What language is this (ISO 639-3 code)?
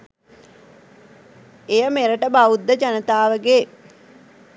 sin